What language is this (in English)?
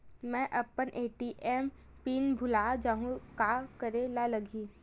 Chhattisgarhi